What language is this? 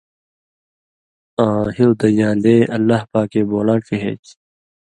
Indus Kohistani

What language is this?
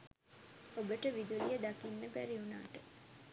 Sinhala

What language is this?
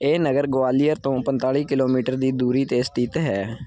Punjabi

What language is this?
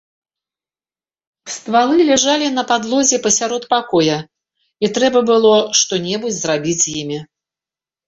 Belarusian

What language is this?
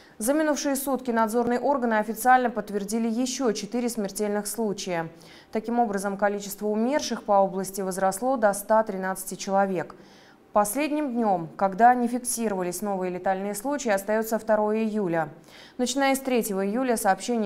Russian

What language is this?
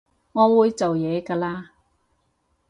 Cantonese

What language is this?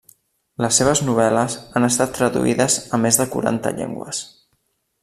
Catalan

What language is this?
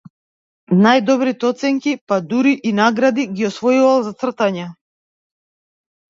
Macedonian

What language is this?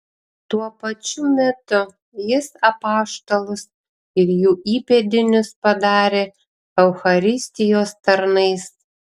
Lithuanian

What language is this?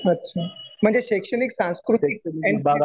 Marathi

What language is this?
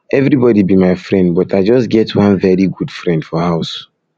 Nigerian Pidgin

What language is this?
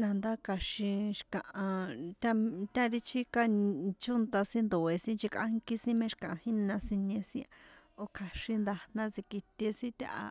San Juan Atzingo Popoloca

